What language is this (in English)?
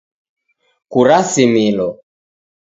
Taita